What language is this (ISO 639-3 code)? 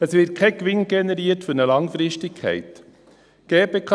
gsw